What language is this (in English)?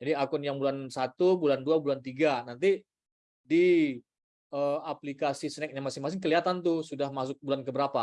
Indonesian